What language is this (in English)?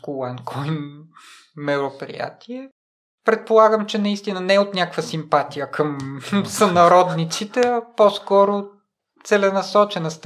Bulgarian